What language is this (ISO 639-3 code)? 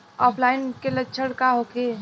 bho